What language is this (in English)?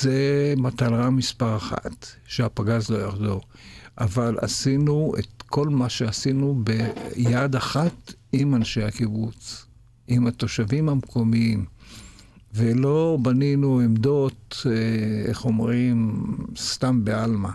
Hebrew